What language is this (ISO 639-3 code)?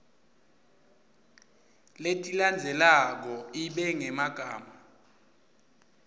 ssw